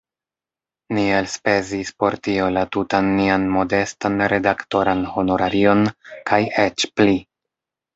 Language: Esperanto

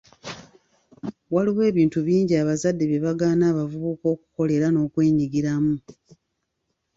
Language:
Ganda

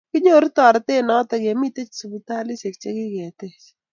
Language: Kalenjin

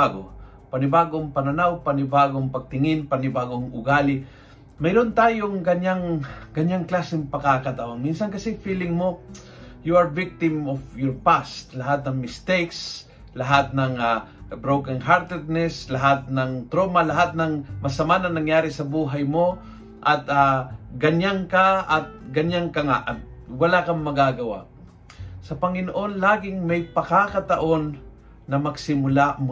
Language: Filipino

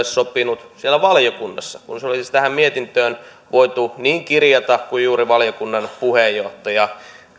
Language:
Finnish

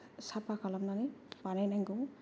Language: Bodo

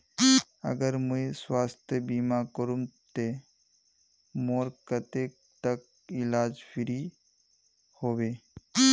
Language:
Magahi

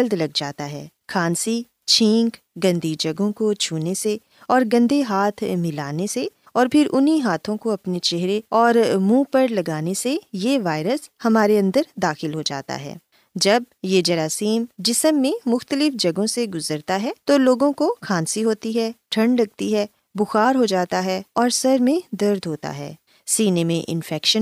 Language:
Urdu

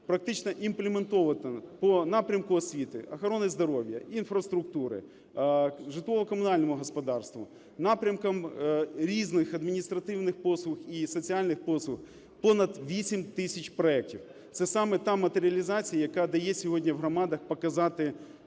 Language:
Ukrainian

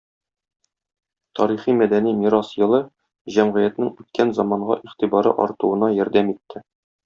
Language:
Tatar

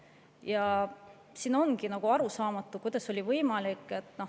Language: Estonian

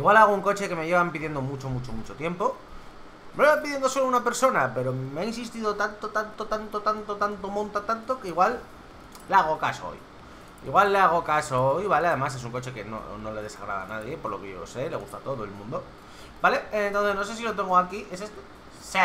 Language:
Spanish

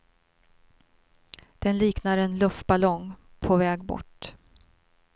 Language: Swedish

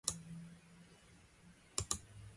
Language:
Russian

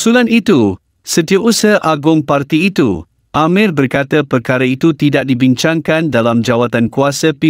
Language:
Malay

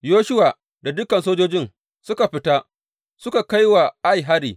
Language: Hausa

